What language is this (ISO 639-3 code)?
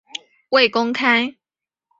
zho